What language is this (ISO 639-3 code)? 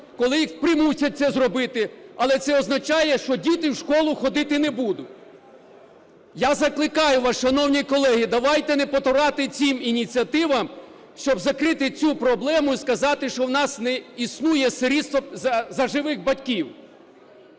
ukr